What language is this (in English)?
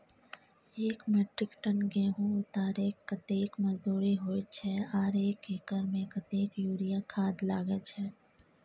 Maithili